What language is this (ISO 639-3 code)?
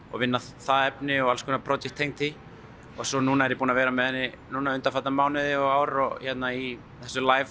isl